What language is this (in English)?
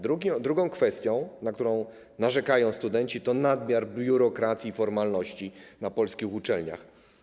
Polish